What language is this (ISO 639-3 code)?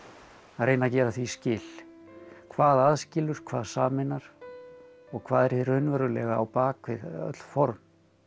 isl